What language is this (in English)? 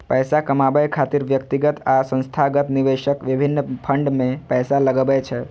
Maithili